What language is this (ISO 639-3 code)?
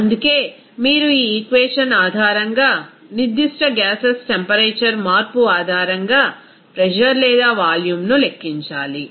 tel